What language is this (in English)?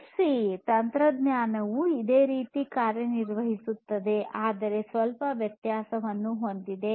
Kannada